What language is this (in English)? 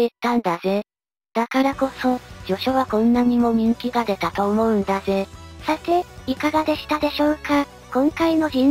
Japanese